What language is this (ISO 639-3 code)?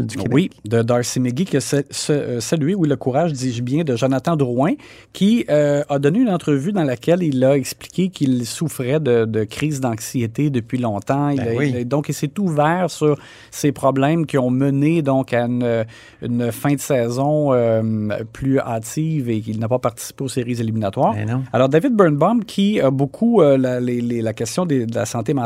fra